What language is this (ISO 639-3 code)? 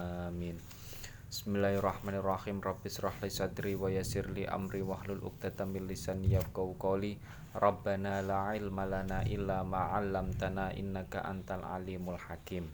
ind